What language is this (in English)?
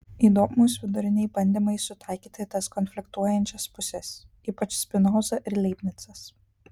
Lithuanian